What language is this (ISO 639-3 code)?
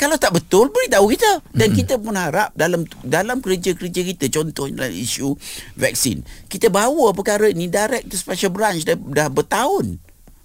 msa